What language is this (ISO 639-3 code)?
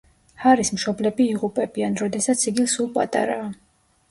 kat